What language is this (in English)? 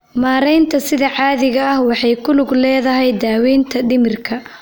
Somali